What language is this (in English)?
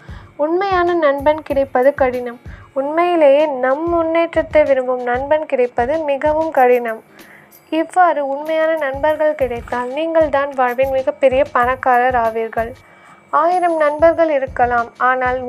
Tamil